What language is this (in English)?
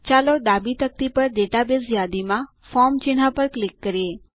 Gujarati